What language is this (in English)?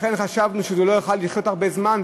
Hebrew